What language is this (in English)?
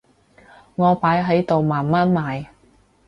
Cantonese